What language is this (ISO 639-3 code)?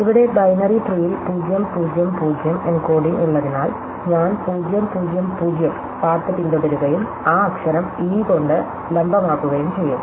mal